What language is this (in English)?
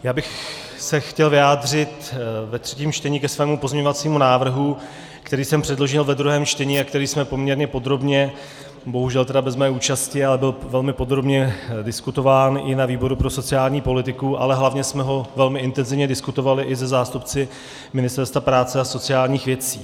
Czech